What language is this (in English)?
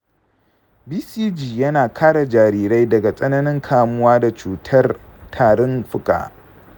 Hausa